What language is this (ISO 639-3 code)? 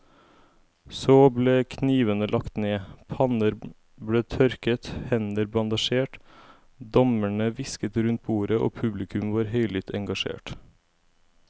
nor